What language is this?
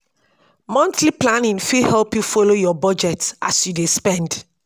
Nigerian Pidgin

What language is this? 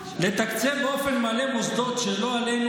Hebrew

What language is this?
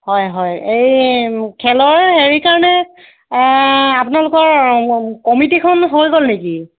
Assamese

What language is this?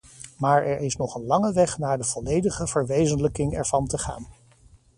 Dutch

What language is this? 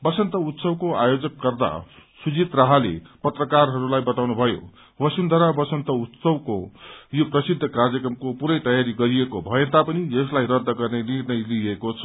Nepali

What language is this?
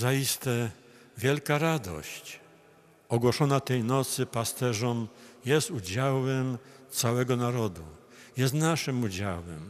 Polish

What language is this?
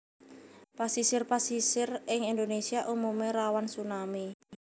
Javanese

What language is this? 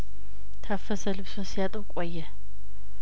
Amharic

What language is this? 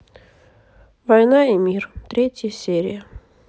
Russian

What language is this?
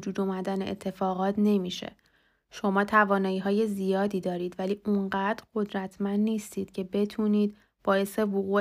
Persian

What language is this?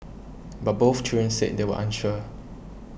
English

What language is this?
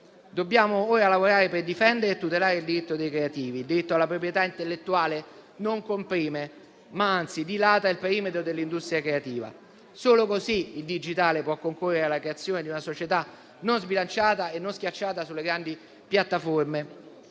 Italian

